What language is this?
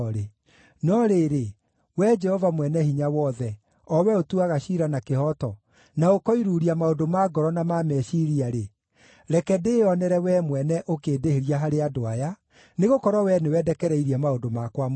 Kikuyu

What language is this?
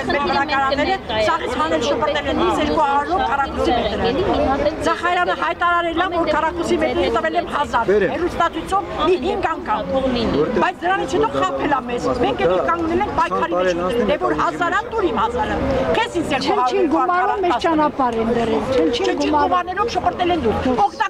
Romanian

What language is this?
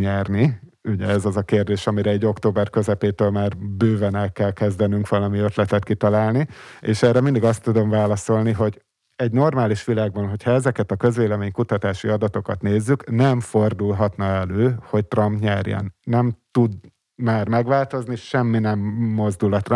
Hungarian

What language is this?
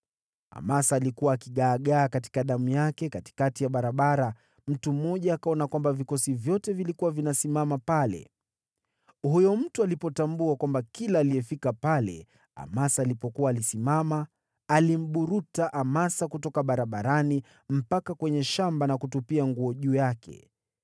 Swahili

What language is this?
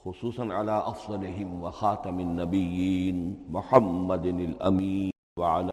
Urdu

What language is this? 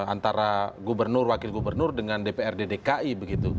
Indonesian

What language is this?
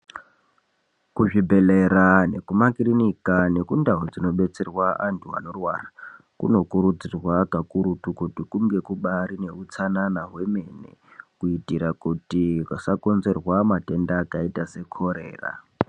Ndau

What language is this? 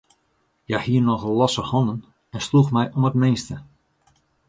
Western Frisian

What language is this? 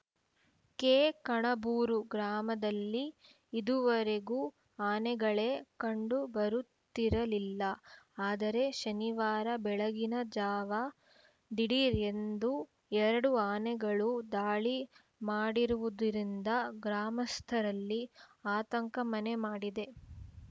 Kannada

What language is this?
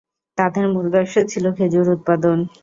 Bangla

